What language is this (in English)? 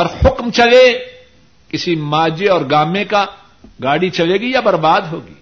Urdu